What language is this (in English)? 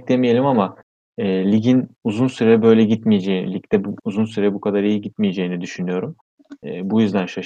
Turkish